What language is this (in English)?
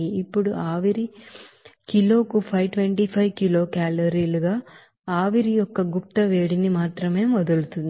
Telugu